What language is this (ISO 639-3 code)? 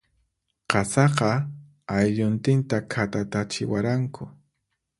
qxp